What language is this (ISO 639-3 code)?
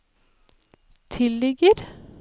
nor